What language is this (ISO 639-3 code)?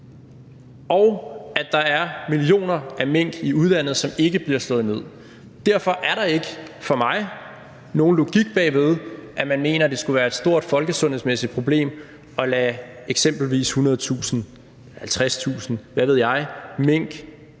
dan